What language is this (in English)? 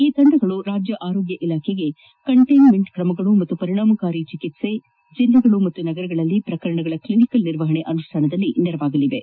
Kannada